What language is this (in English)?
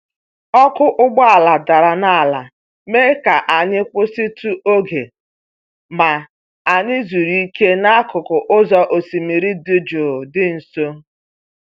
Igbo